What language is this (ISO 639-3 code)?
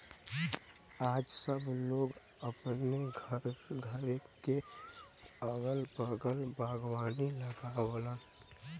bho